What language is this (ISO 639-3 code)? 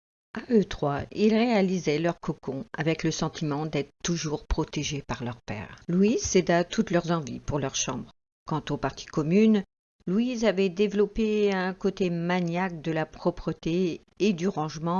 fra